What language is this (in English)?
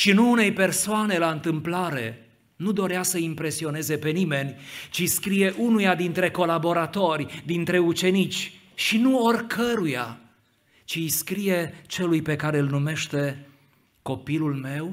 Romanian